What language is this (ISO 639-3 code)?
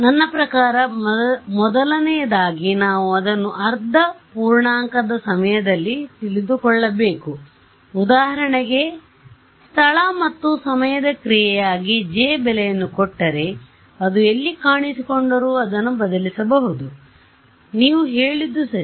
kan